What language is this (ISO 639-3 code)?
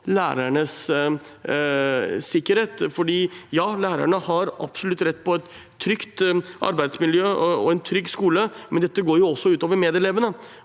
nor